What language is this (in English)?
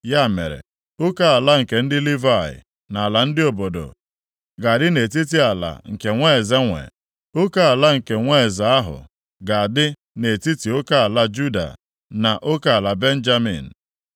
Igbo